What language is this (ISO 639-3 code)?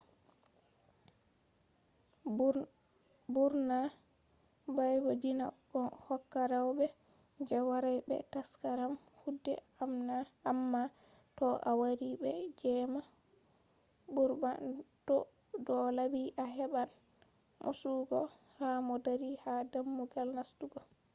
ful